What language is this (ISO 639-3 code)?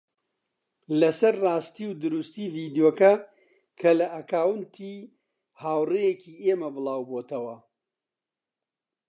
ckb